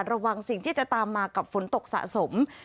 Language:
Thai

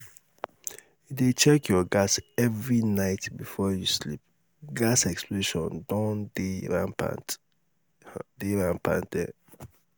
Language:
Nigerian Pidgin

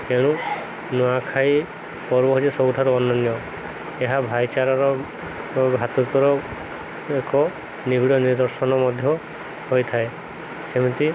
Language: Odia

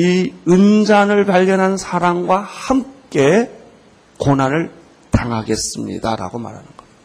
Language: Korean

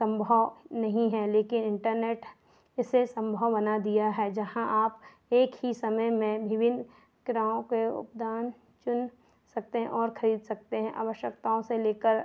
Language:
Hindi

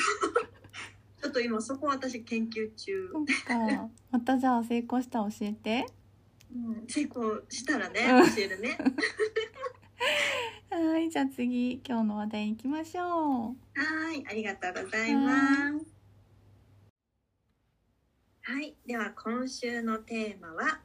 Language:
Japanese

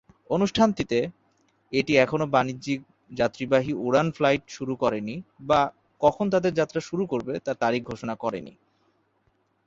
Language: Bangla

